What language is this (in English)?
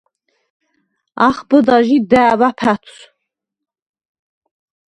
Svan